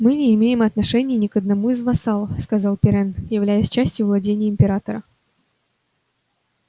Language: Russian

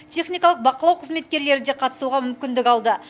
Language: Kazakh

